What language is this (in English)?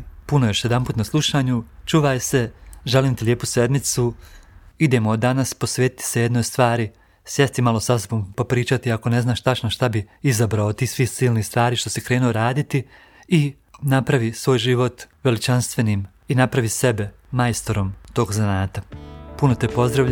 Croatian